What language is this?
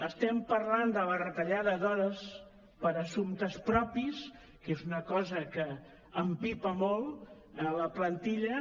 Catalan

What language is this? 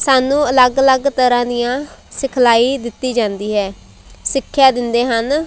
Punjabi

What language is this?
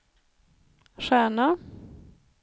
Swedish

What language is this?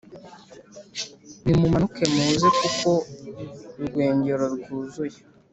Kinyarwanda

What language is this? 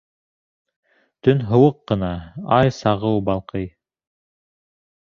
Bashkir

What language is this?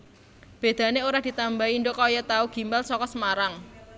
Javanese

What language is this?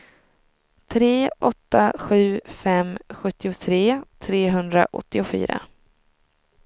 Swedish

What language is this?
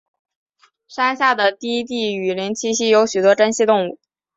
Chinese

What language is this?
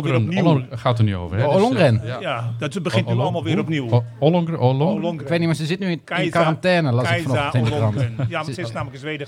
Dutch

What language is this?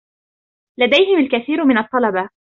Arabic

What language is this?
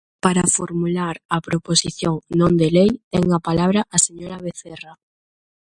Galician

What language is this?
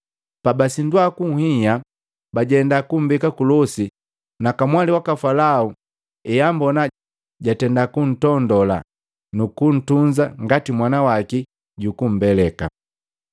Matengo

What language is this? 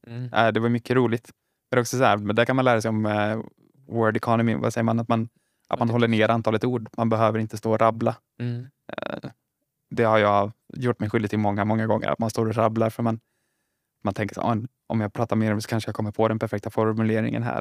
Swedish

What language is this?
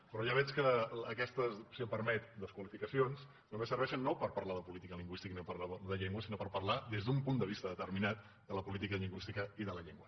Catalan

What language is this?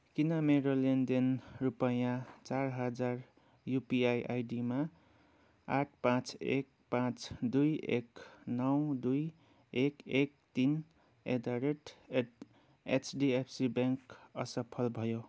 Nepali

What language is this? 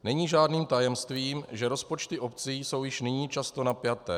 Czech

